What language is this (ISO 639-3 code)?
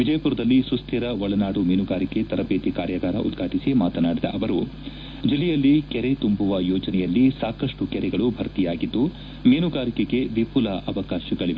kan